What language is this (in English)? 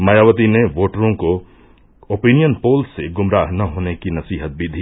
Hindi